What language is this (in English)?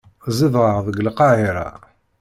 Kabyle